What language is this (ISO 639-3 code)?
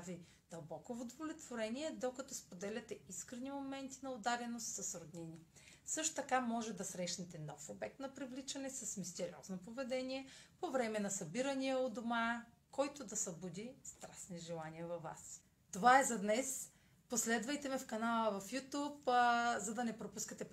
bul